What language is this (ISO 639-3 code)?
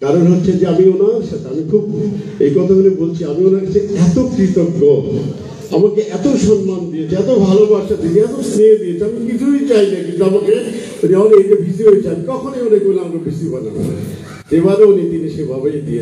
ara